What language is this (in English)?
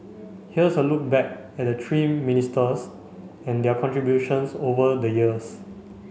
English